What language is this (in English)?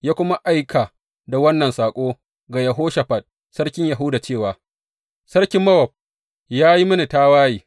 Hausa